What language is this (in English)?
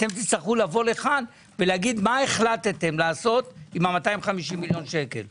Hebrew